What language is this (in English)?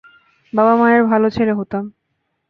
Bangla